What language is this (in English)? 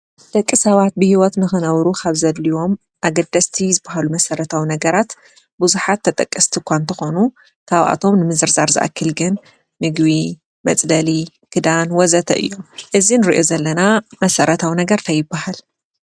Tigrinya